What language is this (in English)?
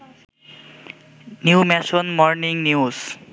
Bangla